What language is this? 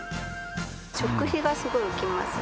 Japanese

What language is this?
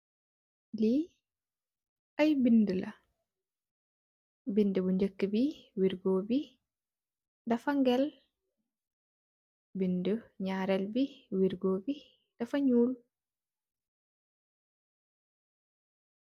Wolof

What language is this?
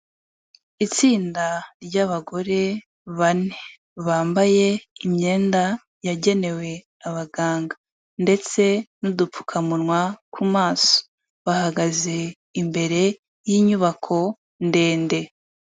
Kinyarwanda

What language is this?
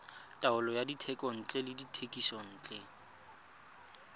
Tswana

